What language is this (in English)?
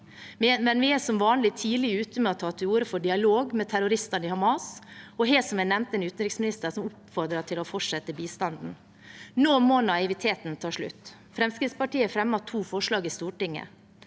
Norwegian